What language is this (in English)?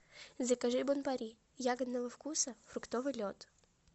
Russian